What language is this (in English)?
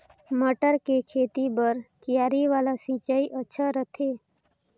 Chhattisgarhi